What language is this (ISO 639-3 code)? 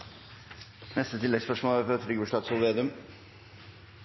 nno